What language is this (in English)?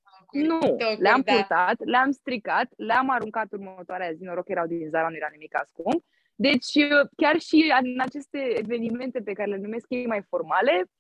Romanian